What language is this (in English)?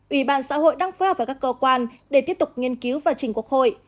Vietnamese